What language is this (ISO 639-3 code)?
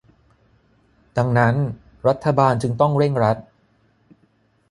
tha